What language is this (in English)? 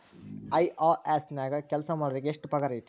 Kannada